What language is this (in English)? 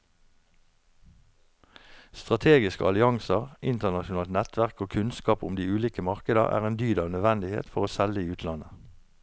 Norwegian